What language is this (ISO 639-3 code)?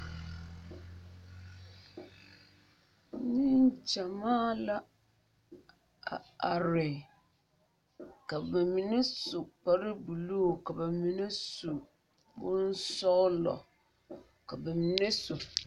dga